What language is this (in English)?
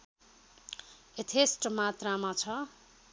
Nepali